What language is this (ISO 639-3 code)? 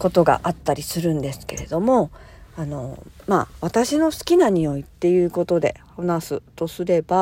jpn